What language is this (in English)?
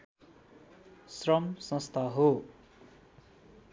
Nepali